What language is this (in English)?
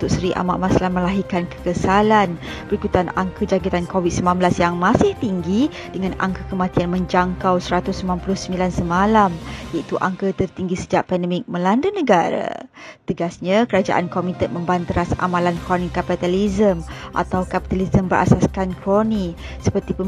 Malay